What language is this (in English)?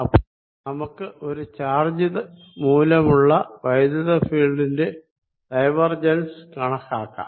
Malayalam